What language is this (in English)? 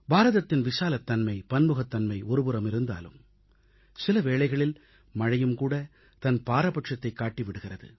Tamil